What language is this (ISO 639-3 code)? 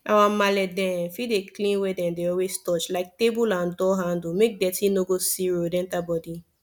pcm